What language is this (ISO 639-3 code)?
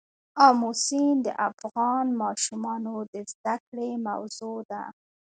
pus